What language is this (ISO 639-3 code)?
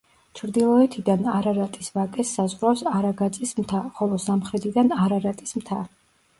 kat